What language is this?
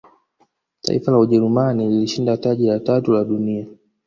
Swahili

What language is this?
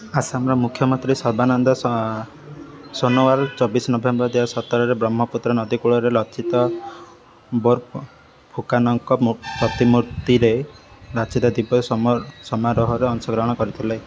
Odia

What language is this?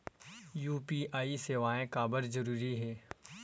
Chhattisgarhi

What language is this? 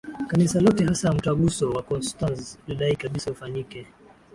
Swahili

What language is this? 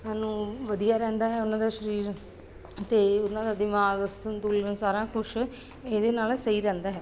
Punjabi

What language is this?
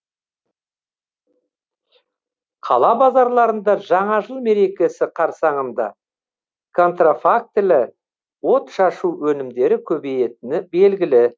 Kazakh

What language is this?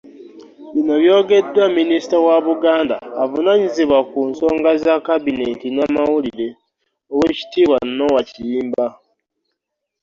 Ganda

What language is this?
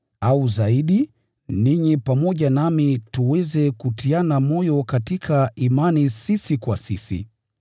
Swahili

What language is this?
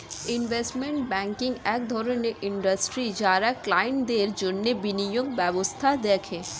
Bangla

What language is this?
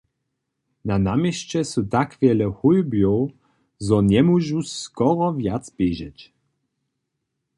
Upper Sorbian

